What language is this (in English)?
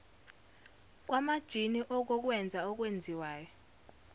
Zulu